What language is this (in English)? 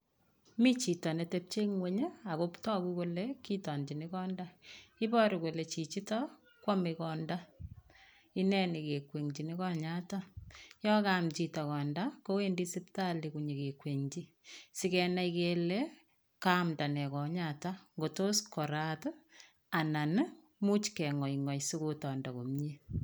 Kalenjin